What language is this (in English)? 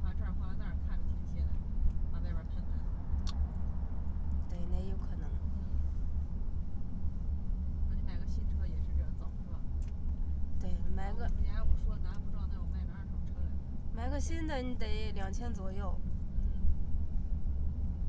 Chinese